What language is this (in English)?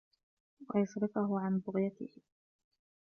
Arabic